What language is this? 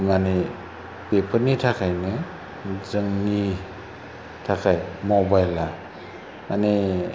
Bodo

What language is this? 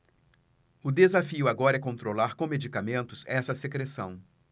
Portuguese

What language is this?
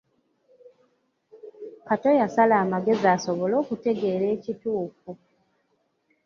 Ganda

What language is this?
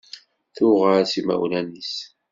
Kabyle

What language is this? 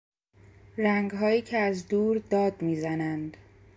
Persian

